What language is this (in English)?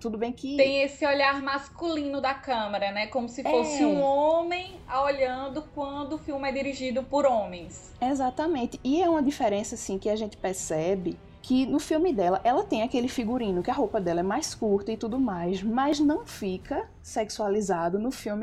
Portuguese